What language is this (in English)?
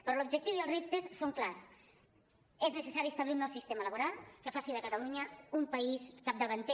Catalan